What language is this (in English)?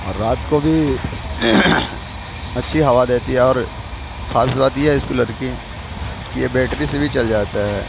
Urdu